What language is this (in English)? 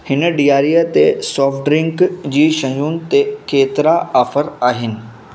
Sindhi